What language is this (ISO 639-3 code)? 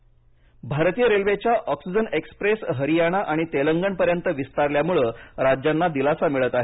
mar